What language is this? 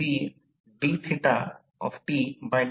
Marathi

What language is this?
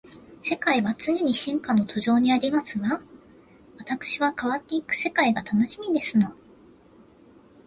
Japanese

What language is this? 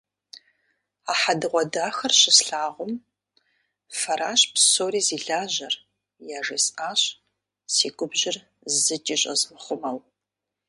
Kabardian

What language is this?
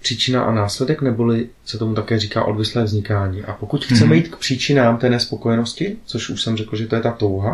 Czech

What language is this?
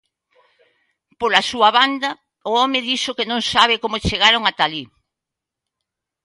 Galician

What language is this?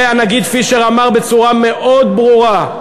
Hebrew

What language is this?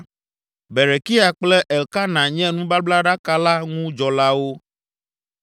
Ewe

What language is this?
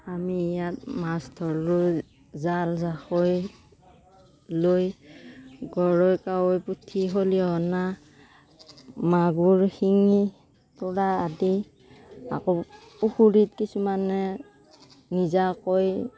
Assamese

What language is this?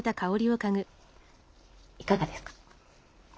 Japanese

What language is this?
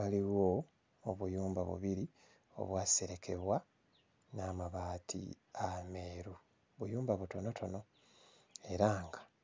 Ganda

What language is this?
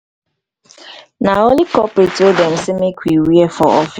Nigerian Pidgin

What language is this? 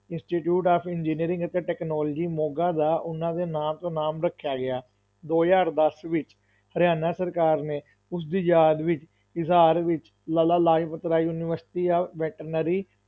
Punjabi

